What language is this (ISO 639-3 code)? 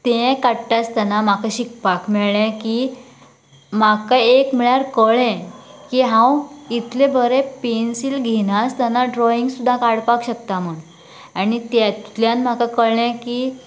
kok